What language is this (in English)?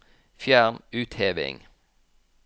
Norwegian